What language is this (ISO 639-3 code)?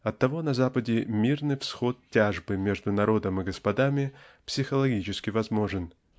rus